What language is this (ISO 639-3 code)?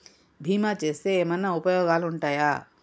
tel